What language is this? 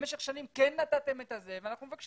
Hebrew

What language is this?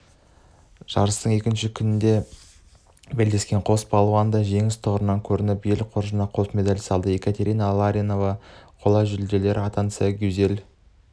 Kazakh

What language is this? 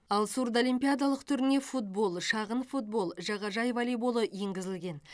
Kazakh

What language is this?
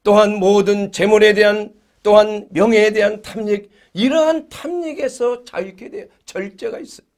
Korean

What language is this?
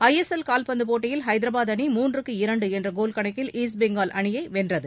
Tamil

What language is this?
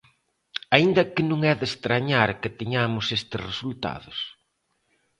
Galician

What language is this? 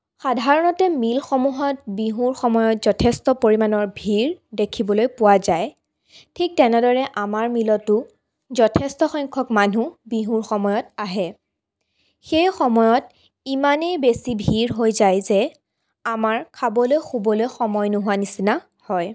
Assamese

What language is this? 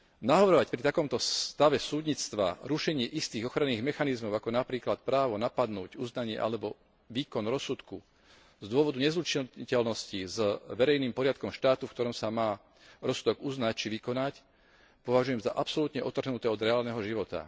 Slovak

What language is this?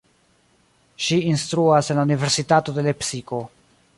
Esperanto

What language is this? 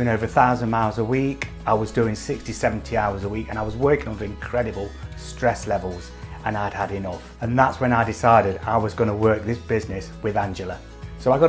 English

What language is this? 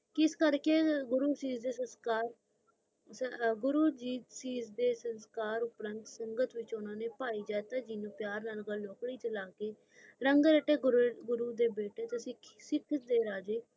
Punjabi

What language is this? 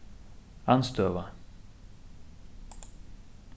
Faroese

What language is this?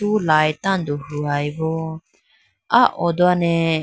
Idu-Mishmi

